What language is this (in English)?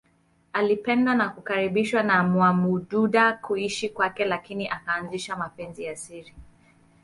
Swahili